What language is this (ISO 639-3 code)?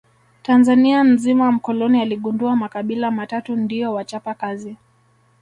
swa